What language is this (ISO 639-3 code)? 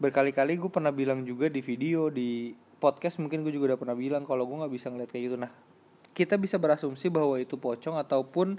ind